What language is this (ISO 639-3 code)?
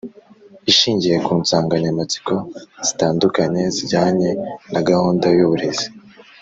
kin